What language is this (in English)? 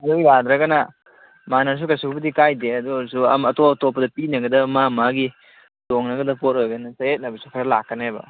Manipuri